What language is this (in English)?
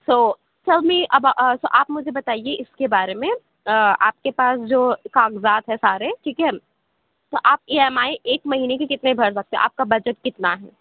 Urdu